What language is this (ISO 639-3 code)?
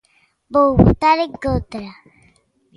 glg